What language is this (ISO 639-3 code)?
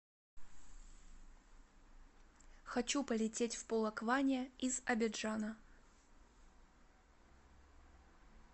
rus